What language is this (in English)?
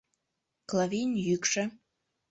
Mari